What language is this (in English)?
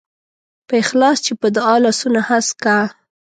Pashto